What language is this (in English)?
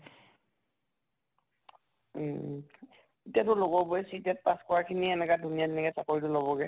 Assamese